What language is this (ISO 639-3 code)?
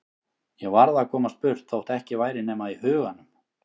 isl